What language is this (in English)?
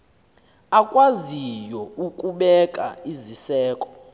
Xhosa